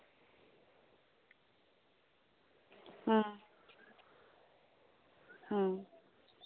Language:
Santali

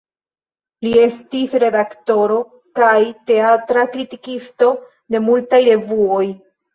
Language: Esperanto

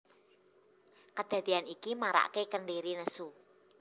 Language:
Javanese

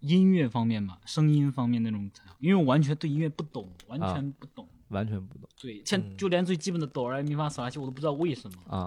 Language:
Chinese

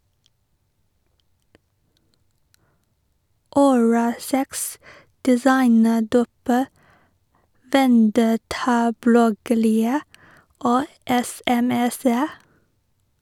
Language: Norwegian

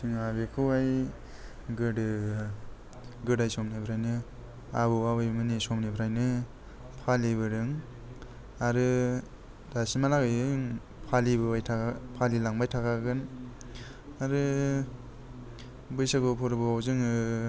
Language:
Bodo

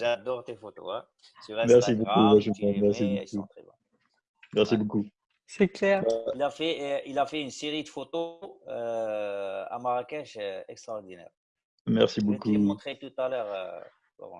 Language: French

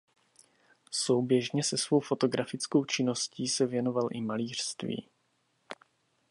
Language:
Czech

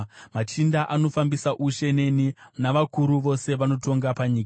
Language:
Shona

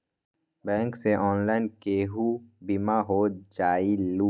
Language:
Magahi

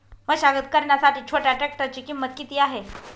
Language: Marathi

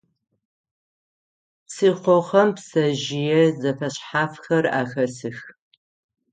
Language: Adyghe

